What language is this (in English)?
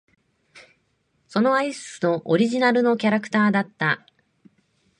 Japanese